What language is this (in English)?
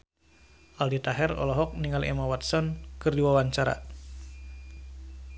Sundanese